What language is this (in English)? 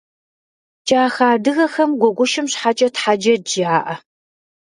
Kabardian